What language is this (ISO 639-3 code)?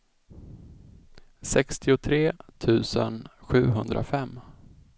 swe